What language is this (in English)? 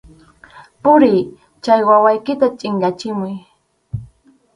Arequipa-La Unión Quechua